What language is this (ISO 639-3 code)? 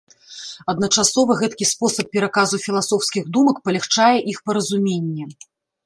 bel